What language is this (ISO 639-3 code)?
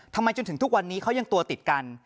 tha